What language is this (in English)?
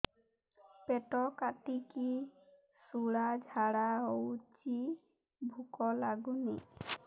Odia